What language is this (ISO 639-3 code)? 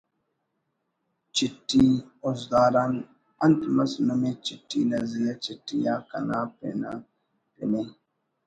brh